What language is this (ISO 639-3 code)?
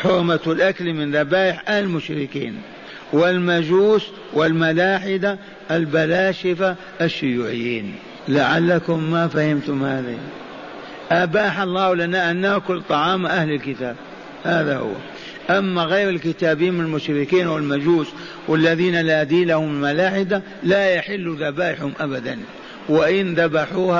ara